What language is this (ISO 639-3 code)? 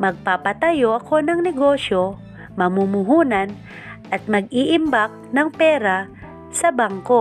fil